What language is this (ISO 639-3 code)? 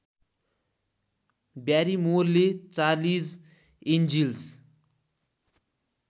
nep